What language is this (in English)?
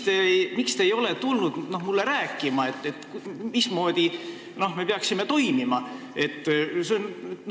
Estonian